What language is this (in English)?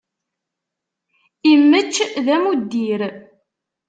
Kabyle